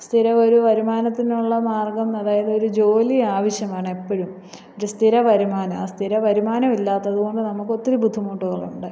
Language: Malayalam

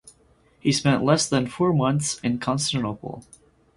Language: English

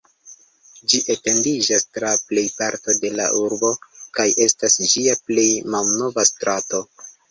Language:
Esperanto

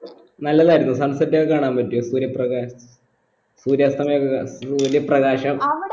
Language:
Malayalam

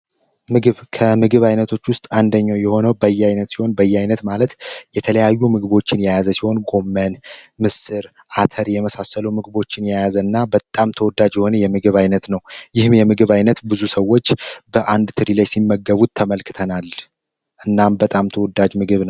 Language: Amharic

